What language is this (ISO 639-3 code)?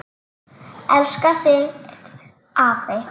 isl